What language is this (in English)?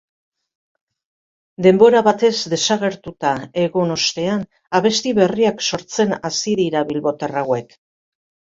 Basque